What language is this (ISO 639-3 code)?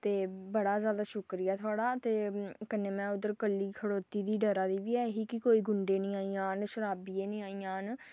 doi